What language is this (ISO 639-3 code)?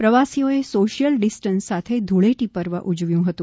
guj